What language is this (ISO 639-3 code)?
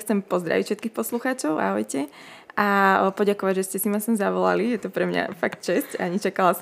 slk